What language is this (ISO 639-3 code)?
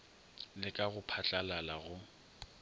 nso